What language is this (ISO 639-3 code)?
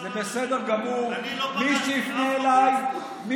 heb